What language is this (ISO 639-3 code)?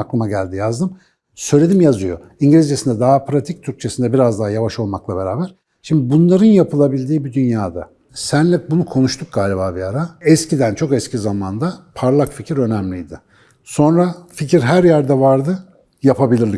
tur